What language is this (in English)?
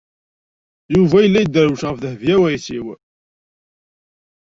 Kabyle